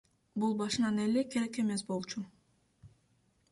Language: Kyrgyz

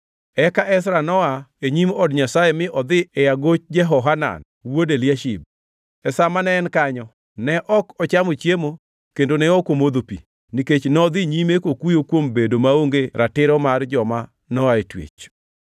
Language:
Luo (Kenya and Tanzania)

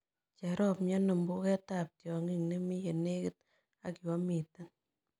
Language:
Kalenjin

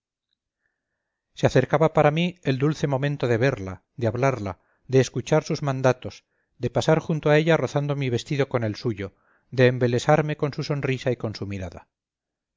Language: Spanish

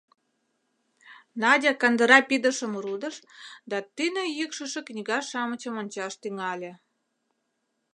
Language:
Mari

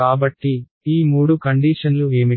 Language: Telugu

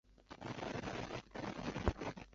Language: Chinese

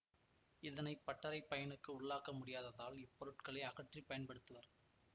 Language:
Tamil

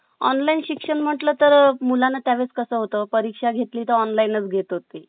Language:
Marathi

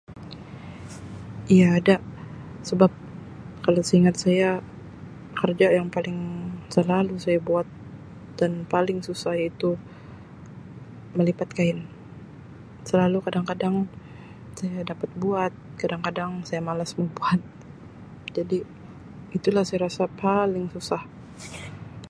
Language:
Sabah Malay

